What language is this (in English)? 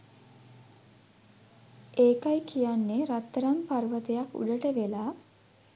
Sinhala